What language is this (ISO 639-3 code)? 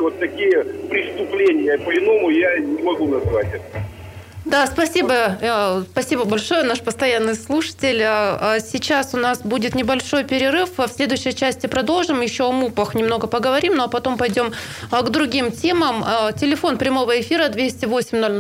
rus